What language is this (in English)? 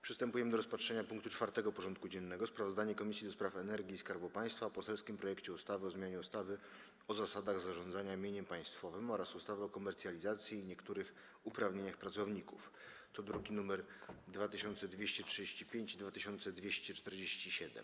Polish